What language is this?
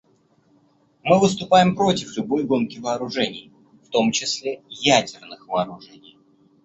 Russian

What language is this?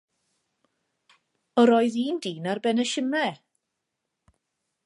Welsh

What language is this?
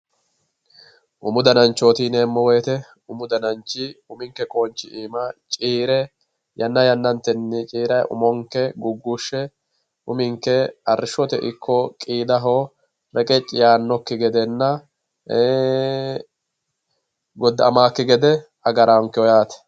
Sidamo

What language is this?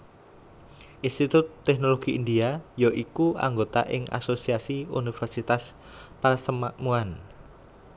Javanese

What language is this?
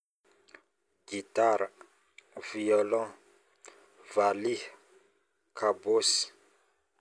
Northern Betsimisaraka Malagasy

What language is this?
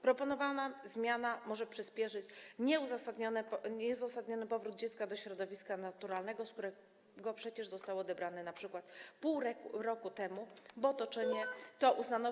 Polish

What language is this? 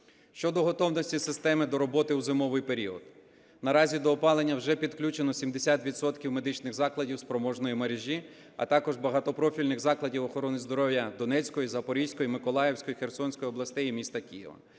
Ukrainian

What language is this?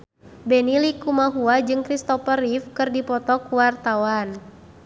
Sundanese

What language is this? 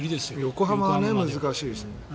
Japanese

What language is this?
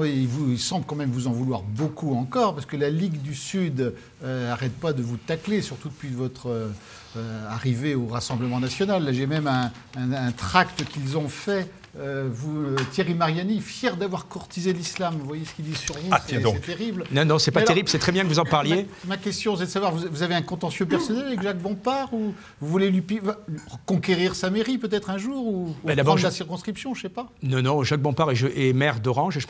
French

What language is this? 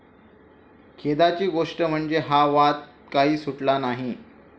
Marathi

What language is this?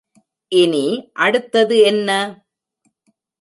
Tamil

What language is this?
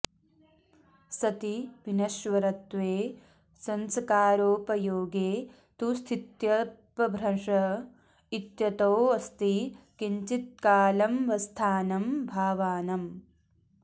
Sanskrit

